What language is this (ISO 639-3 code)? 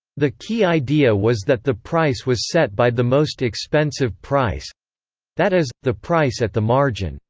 eng